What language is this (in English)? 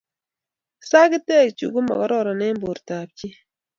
Kalenjin